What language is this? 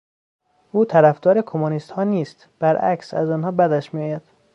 Persian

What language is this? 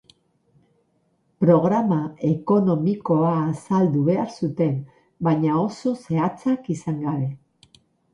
Basque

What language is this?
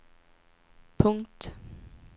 Swedish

